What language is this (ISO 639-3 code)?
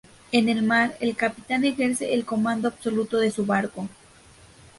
spa